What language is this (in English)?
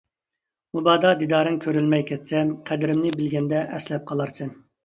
Uyghur